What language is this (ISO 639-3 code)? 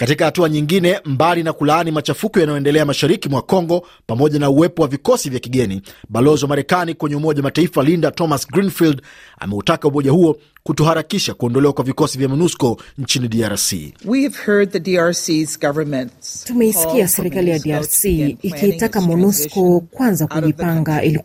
swa